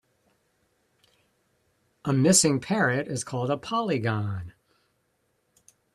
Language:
English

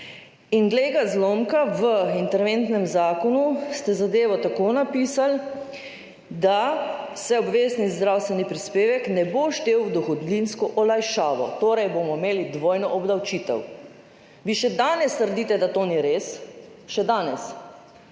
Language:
Slovenian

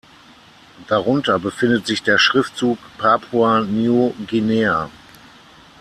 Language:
German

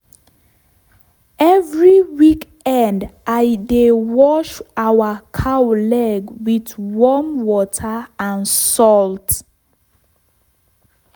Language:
Nigerian Pidgin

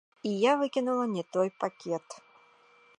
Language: Belarusian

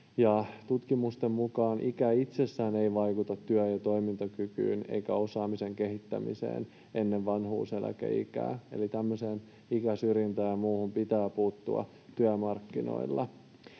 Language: Finnish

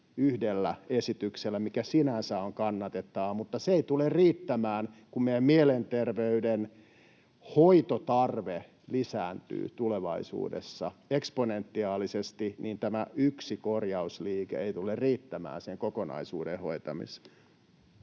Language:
Finnish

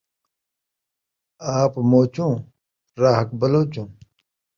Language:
Saraiki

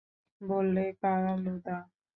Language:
Bangla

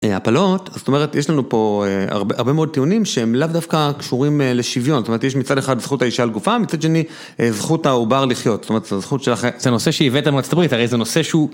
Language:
Hebrew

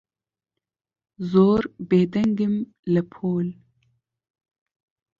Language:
Central Kurdish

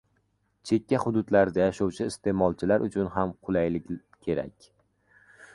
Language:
Uzbek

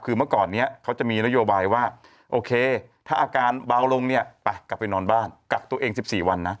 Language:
Thai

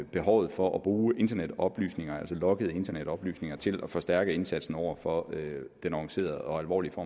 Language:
Danish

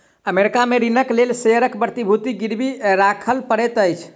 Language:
Maithili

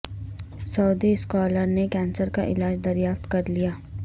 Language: Urdu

